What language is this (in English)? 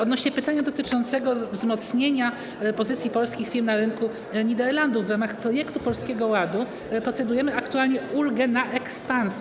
Polish